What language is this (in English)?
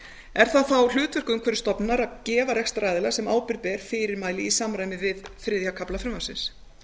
Icelandic